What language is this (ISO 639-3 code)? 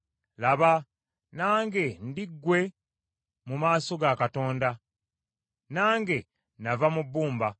lug